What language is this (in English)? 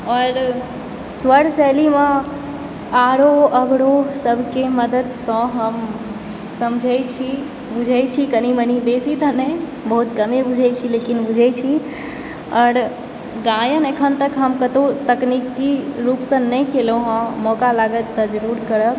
Maithili